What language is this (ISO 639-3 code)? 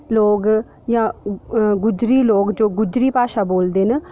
doi